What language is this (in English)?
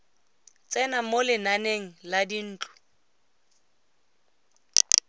Tswana